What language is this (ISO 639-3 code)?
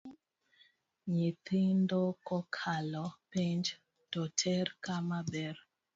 luo